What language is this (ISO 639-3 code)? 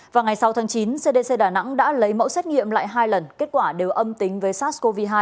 vie